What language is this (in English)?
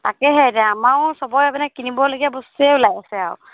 Assamese